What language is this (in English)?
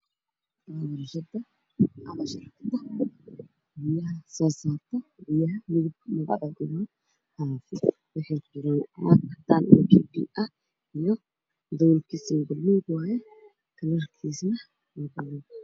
Somali